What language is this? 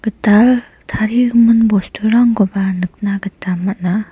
Garo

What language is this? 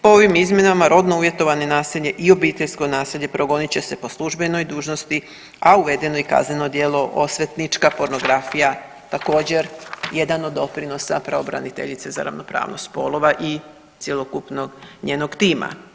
Croatian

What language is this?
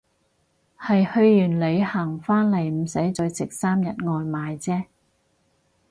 Cantonese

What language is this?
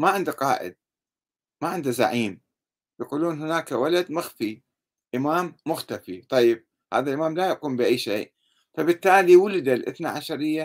Arabic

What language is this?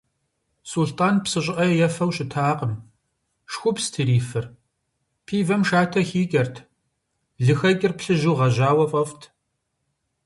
Kabardian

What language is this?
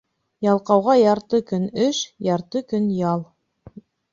Bashkir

